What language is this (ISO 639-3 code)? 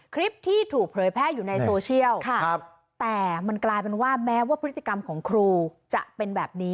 tha